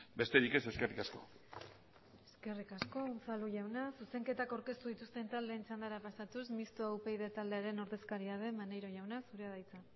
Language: Basque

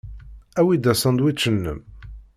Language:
Kabyle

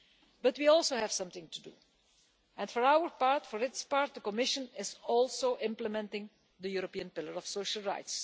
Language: English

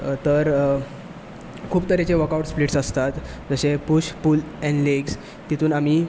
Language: Konkani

